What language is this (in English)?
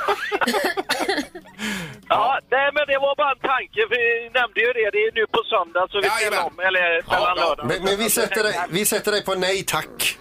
Swedish